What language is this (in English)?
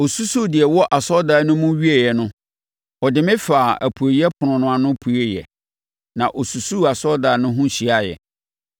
Akan